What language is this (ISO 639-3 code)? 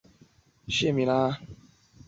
zho